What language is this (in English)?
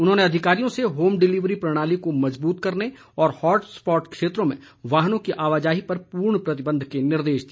Hindi